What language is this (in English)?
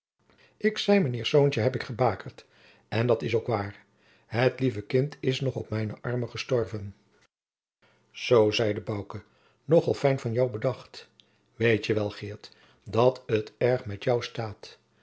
Dutch